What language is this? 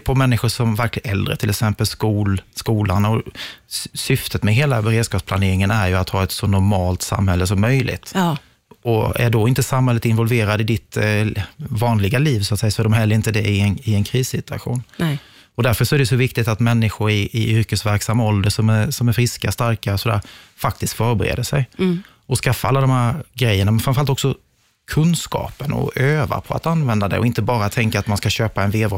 Swedish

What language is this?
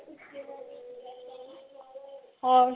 Punjabi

